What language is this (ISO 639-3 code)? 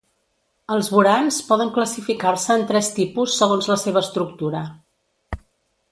cat